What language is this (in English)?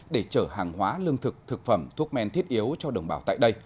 Vietnamese